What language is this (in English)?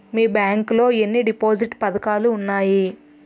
Telugu